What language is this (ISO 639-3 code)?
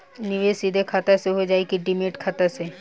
bho